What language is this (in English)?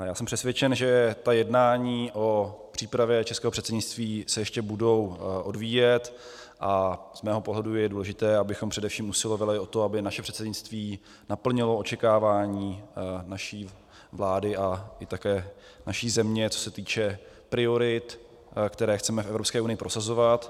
Czech